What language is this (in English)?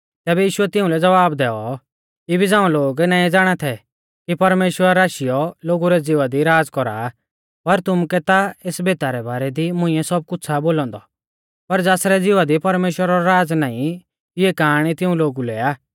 Mahasu Pahari